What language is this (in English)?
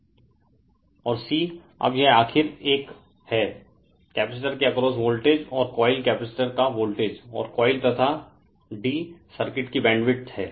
Hindi